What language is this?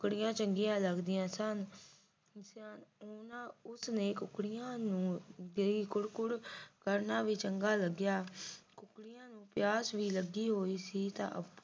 Punjabi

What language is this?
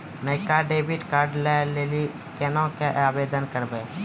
Maithili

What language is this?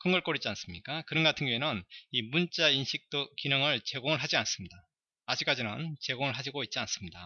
Korean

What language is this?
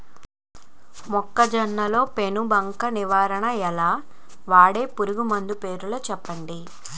Telugu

